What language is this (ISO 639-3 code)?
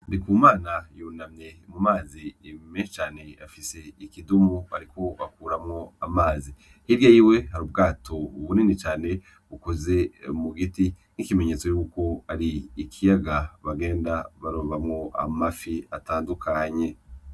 run